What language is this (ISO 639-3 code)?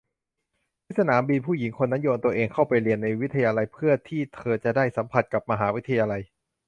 tha